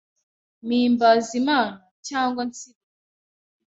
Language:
Kinyarwanda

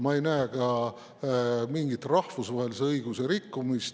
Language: Estonian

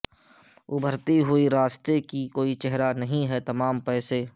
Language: Urdu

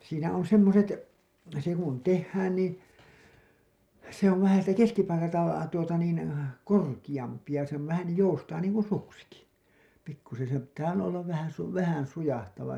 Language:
Finnish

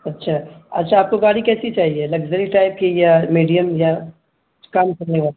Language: Urdu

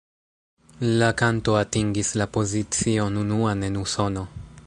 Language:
Esperanto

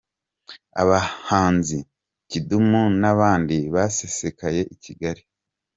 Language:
Kinyarwanda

